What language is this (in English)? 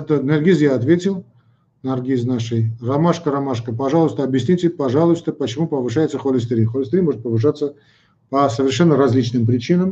Russian